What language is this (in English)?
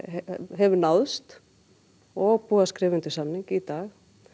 Icelandic